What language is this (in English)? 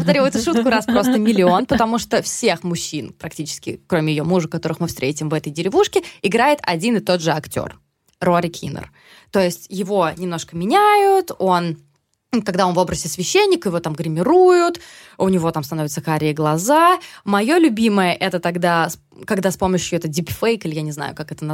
Russian